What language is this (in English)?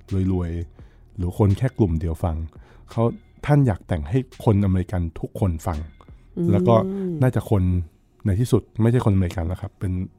Thai